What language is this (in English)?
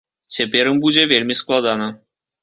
Belarusian